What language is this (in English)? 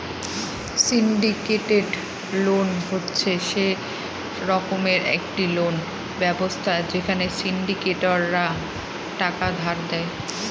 Bangla